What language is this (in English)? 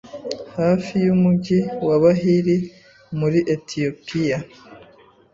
Kinyarwanda